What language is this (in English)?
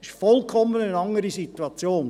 Swiss German